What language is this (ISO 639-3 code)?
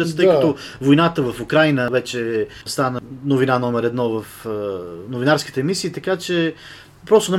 bul